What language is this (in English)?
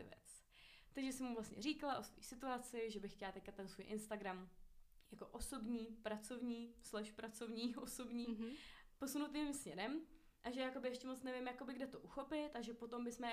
Czech